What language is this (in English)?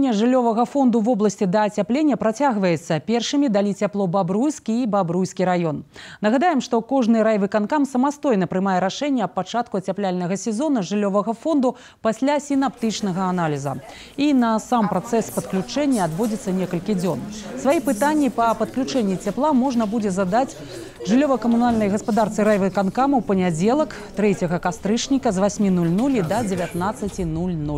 Russian